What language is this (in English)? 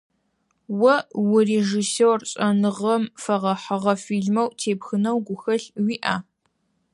Adyghe